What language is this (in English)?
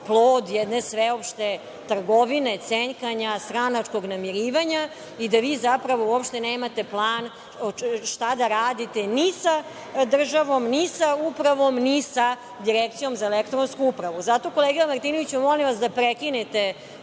Serbian